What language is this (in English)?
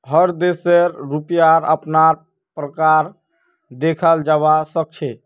Magahi